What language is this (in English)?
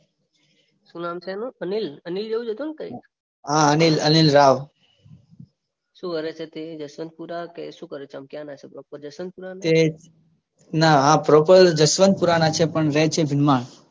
Gujarati